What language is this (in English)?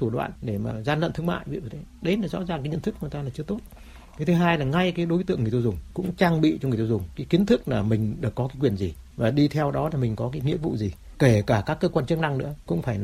Vietnamese